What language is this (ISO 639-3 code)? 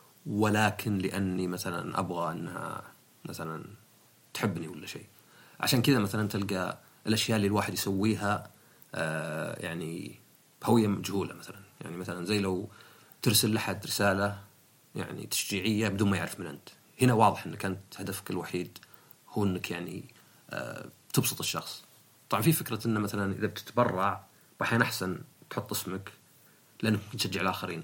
ara